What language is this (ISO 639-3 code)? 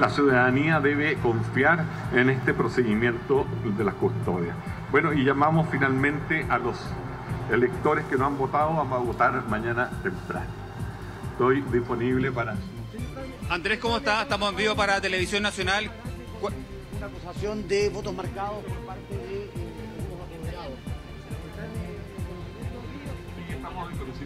spa